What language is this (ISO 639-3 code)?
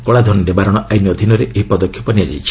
ori